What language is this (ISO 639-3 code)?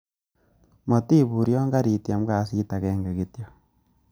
kln